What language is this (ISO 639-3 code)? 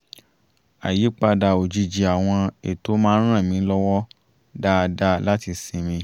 yor